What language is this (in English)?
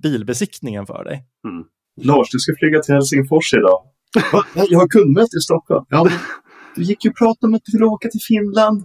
Swedish